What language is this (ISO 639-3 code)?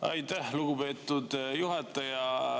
est